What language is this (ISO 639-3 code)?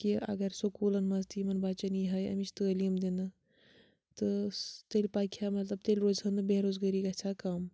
kas